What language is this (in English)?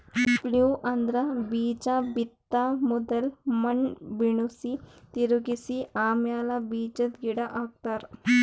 Kannada